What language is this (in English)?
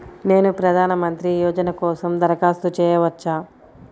Telugu